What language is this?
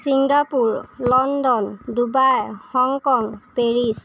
Assamese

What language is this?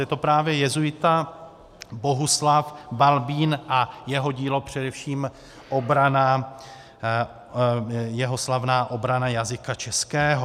Czech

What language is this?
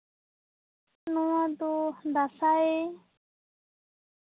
Santali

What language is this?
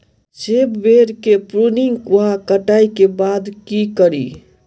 Maithili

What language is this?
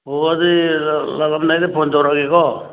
Manipuri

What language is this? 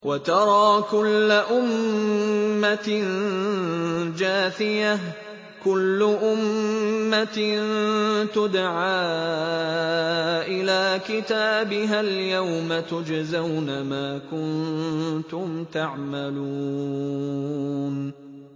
Arabic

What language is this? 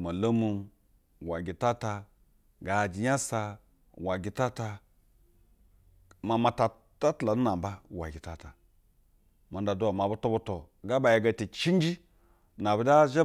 Basa (Nigeria)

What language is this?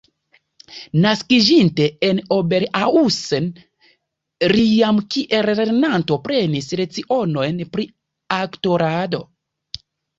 Esperanto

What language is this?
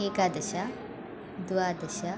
Sanskrit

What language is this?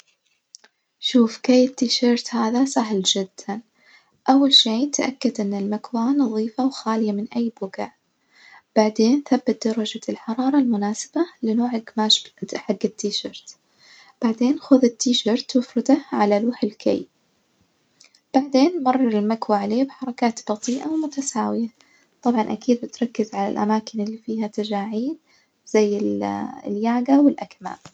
Najdi Arabic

